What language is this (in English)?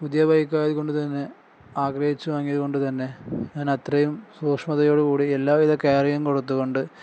Malayalam